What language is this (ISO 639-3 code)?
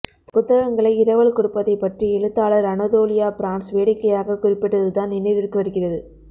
tam